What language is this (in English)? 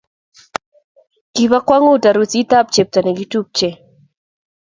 Kalenjin